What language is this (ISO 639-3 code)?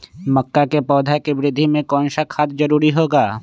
mag